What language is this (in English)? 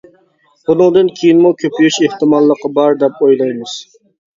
Uyghur